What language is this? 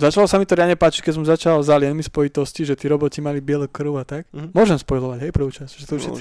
Slovak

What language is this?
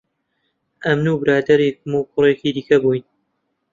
Central Kurdish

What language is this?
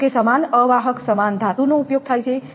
Gujarati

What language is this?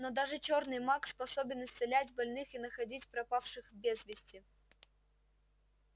Russian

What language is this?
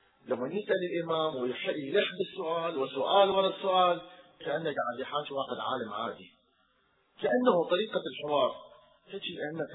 Arabic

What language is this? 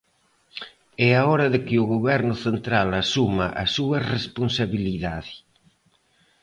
Galician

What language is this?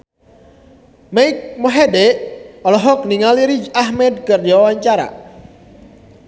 Sundanese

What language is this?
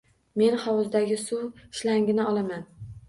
Uzbek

